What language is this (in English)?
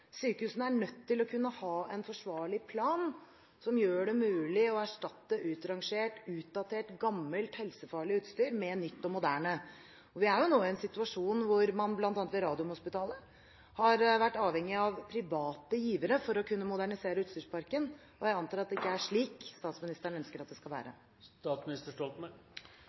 Norwegian Bokmål